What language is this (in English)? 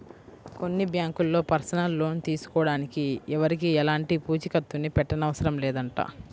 Telugu